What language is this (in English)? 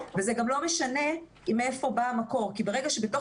Hebrew